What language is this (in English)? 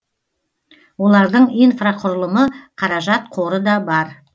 Kazakh